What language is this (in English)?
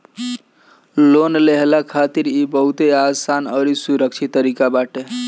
Bhojpuri